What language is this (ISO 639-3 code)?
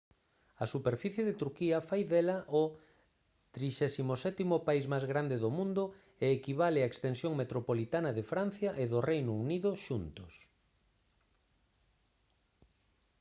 glg